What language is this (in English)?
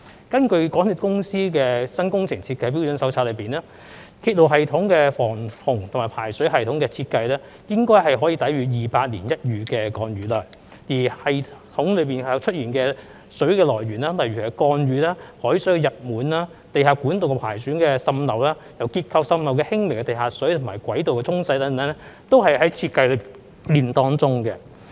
Cantonese